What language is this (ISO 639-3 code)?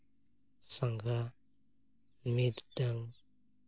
sat